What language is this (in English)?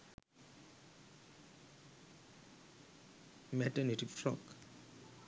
Sinhala